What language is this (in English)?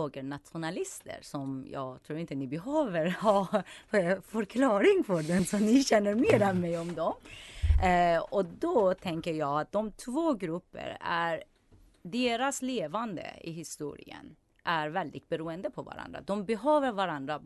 Swedish